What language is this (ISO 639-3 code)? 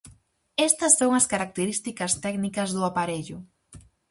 glg